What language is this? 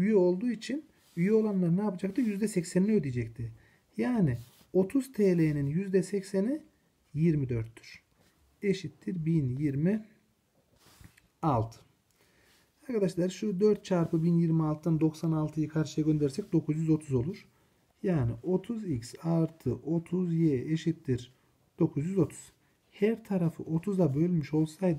Turkish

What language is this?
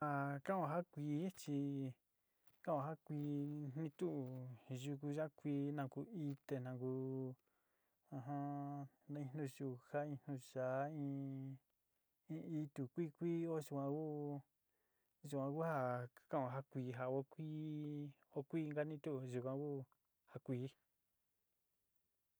Sinicahua Mixtec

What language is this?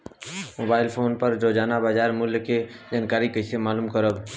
Bhojpuri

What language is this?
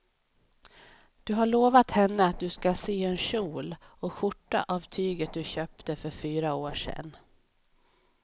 Swedish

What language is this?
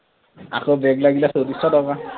Assamese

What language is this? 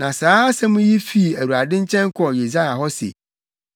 Akan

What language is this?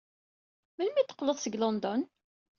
Kabyle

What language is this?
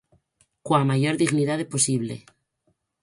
Galician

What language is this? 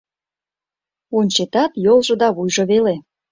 Mari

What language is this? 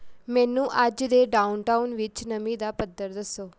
Punjabi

